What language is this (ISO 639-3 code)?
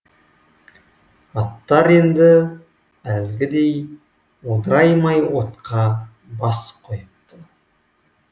kaz